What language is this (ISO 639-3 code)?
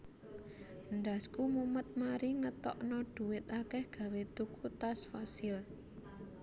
jav